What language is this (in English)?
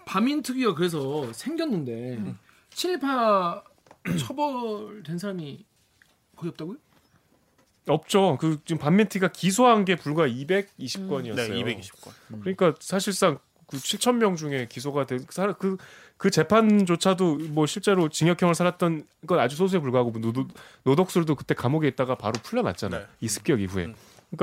Korean